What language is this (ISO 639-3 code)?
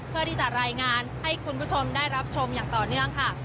tha